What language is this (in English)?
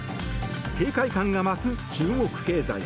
Japanese